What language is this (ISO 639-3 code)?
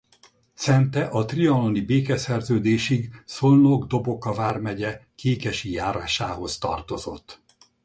hun